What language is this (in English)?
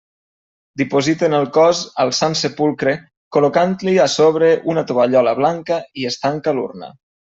Catalan